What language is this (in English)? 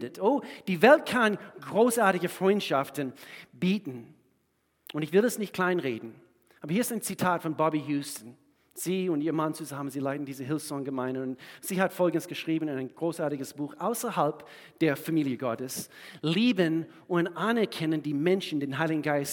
German